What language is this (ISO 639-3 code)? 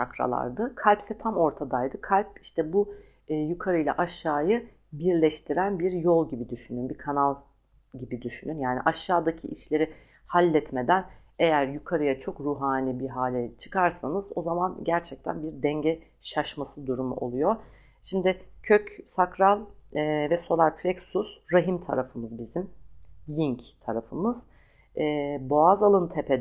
tur